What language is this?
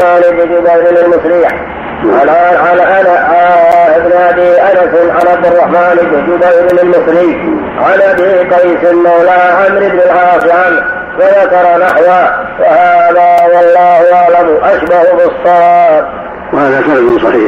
Arabic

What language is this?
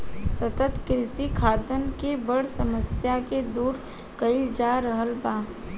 Bhojpuri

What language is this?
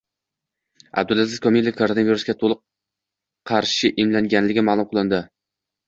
Uzbek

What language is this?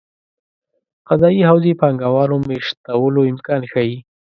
Pashto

